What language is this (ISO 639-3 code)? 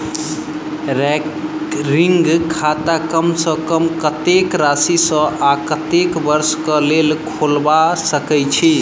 mai